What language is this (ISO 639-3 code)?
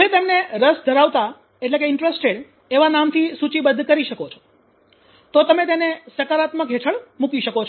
guj